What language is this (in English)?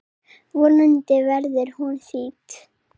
Icelandic